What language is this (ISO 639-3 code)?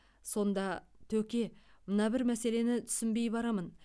kaz